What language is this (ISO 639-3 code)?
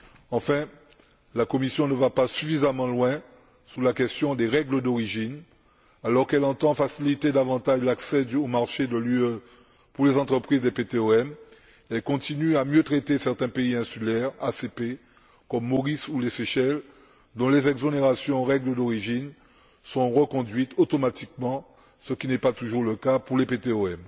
fra